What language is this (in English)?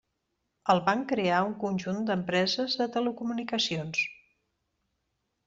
Catalan